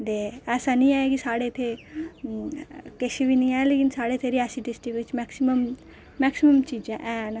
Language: Dogri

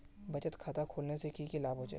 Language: Magahi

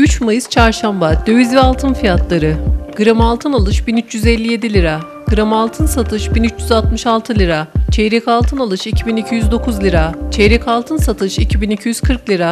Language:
Turkish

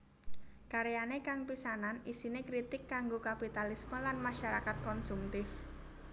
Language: Javanese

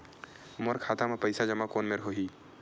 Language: Chhattisgarhi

